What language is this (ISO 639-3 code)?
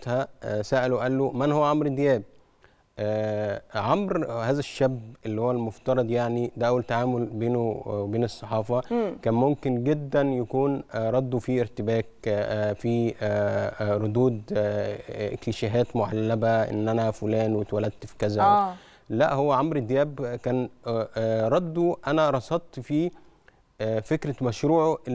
ara